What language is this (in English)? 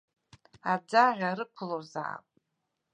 Abkhazian